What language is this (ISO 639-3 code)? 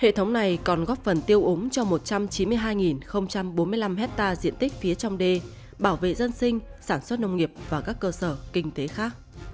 vie